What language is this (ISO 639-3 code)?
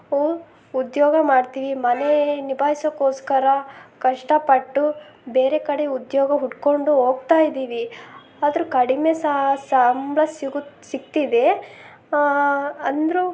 kan